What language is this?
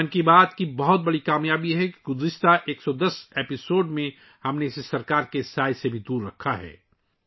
Urdu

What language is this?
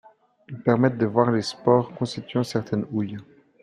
French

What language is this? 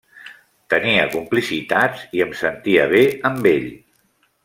Catalan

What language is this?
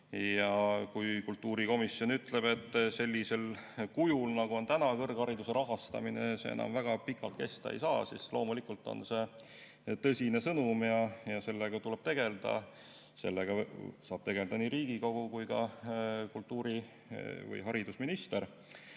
Estonian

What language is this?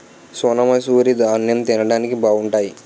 Telugu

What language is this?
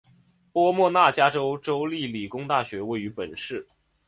Chinese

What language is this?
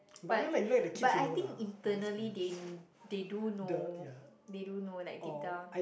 English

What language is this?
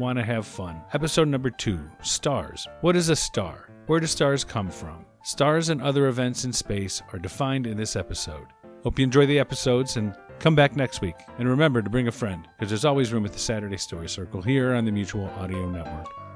English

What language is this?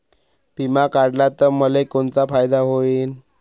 Marathi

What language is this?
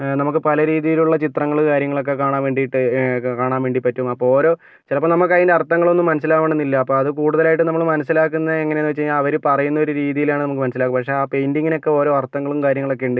Malayalam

